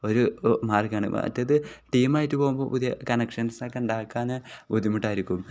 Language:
Malayalam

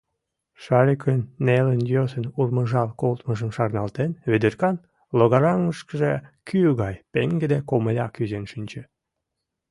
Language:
Mari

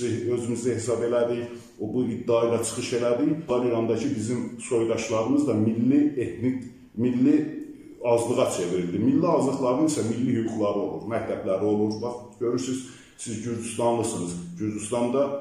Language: Turkish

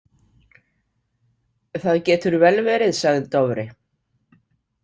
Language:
Icelandic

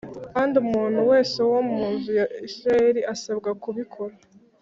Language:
Kinyarwanda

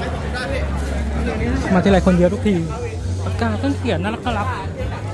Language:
Thai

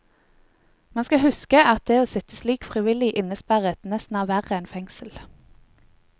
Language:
Norwegian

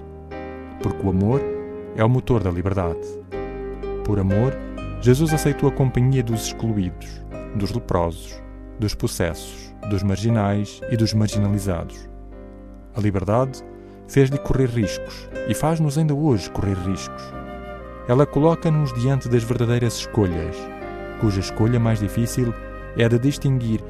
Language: Portuguese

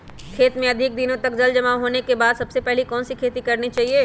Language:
Magahi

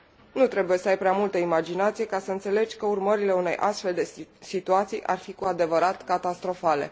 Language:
Romanian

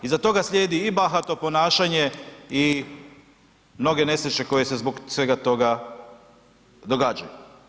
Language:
Croatian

